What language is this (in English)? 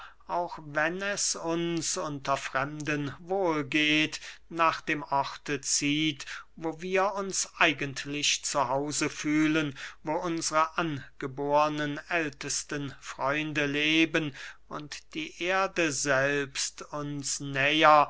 German